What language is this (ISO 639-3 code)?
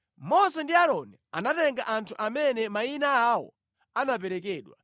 nya